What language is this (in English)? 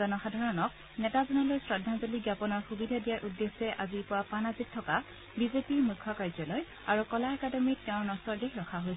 Assamese